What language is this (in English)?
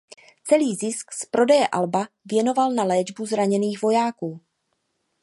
Czech